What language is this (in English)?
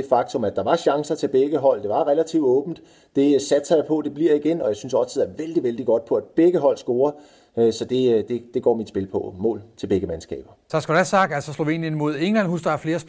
Danish